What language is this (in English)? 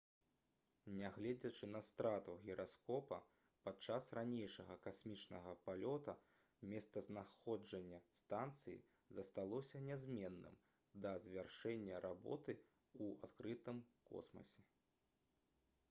Belarusian